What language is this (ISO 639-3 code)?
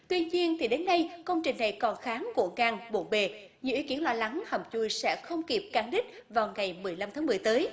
vie